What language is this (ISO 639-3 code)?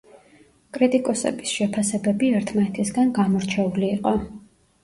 kat